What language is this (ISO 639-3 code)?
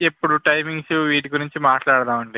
tel